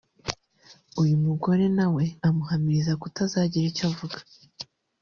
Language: Kinyarwanda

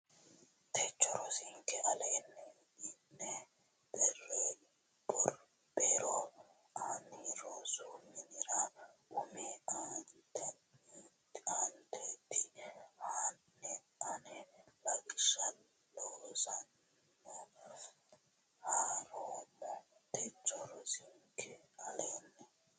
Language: Sidamo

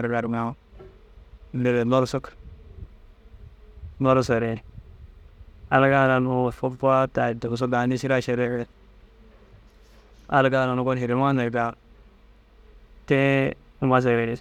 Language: Dazaga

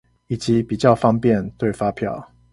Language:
Chinese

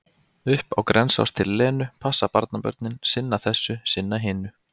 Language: Icelandic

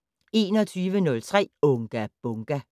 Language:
Danish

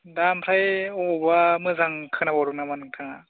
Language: Bodo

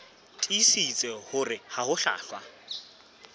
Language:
Southern Sotho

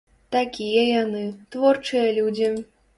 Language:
Belarusian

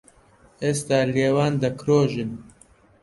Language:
Central Kurdish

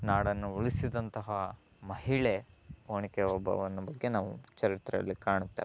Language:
Kannada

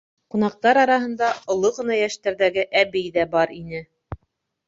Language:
Bashkir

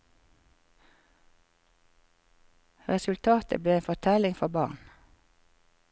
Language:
Norwegian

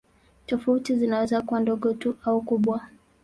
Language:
Swahili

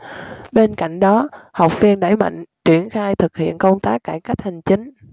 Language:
Vietnamese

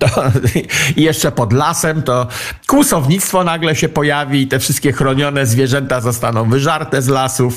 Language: Polish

